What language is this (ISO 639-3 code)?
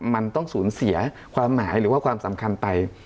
tha